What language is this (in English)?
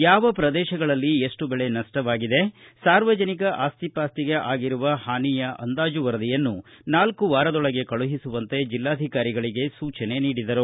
Kannada